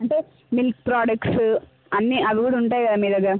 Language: Telugu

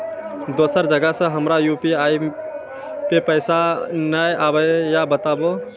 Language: Maithili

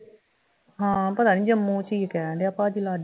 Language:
Punjabi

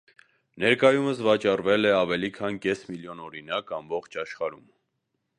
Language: Armenian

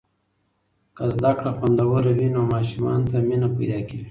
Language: Pashto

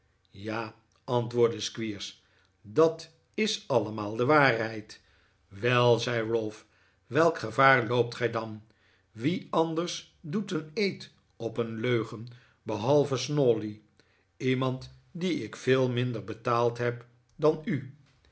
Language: Dutch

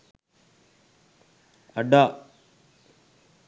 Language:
Sinhala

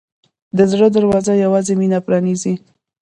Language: Pashto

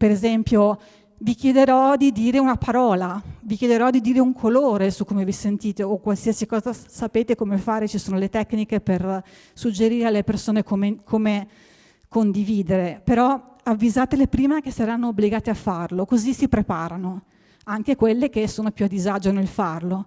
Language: Italian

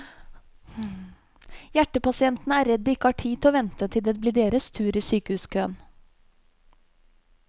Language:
Norwegian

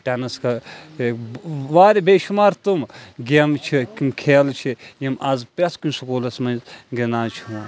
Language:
Kashmiri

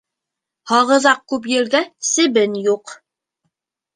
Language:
Bashkir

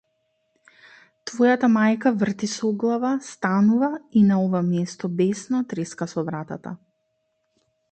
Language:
Macedonian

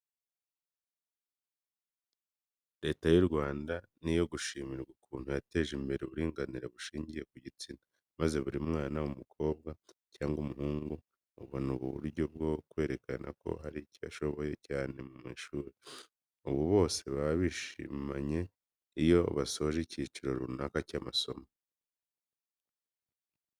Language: Kinyarwanda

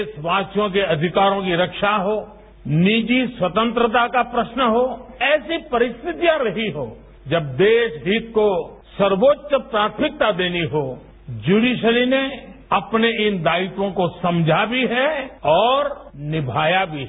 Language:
Hindi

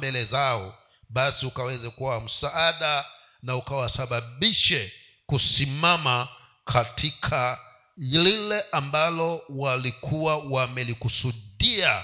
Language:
Swahili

